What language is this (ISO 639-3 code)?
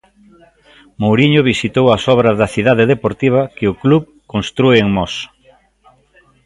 glg